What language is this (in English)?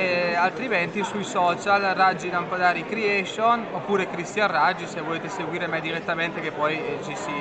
Italian